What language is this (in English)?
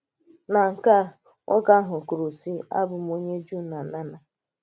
Igbo